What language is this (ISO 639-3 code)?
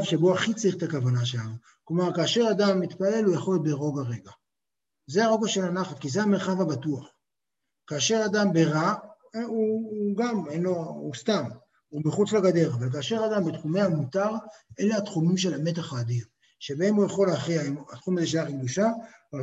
heb